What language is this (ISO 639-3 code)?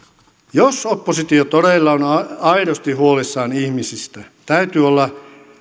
fin